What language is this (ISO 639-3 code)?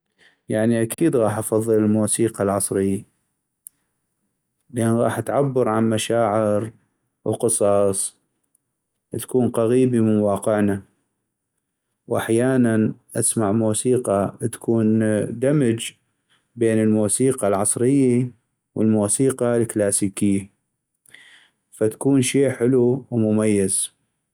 ayp